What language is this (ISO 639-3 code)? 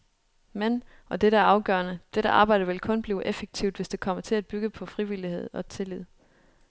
dan